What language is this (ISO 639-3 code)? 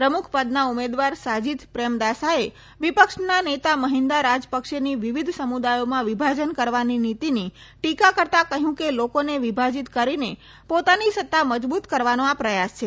guj